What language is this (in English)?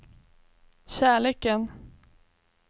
Swedish